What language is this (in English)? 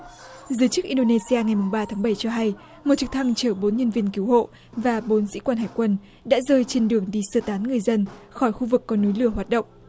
Vietnamese